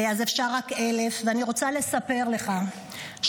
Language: Hebrew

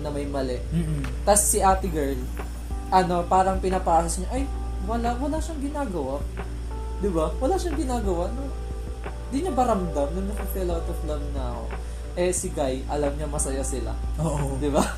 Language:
Filipino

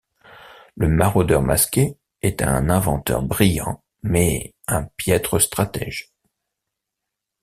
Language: French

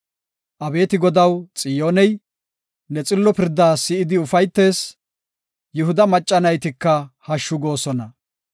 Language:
Gofa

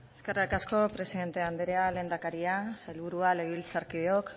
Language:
Basque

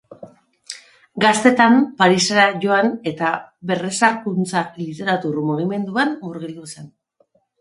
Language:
Basque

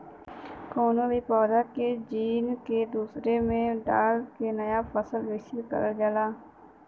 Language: Bhojpuri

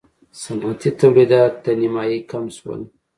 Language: Pashto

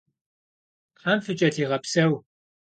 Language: Kabardian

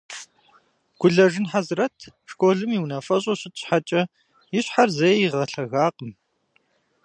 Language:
Kabardian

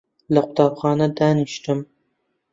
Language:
Central Kurdish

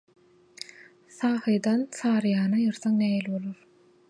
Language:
Turkmen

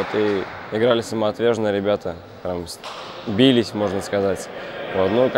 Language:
Russian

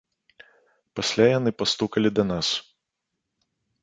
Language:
Belarusian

